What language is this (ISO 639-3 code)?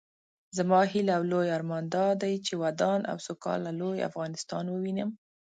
pus